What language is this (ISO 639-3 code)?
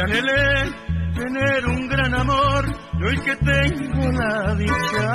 spa